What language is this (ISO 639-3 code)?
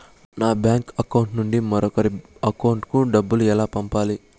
tel